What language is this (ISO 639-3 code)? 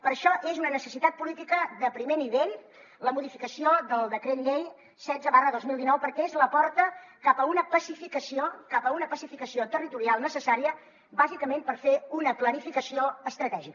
cat